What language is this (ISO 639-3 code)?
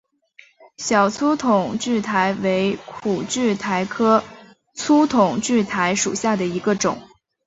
zho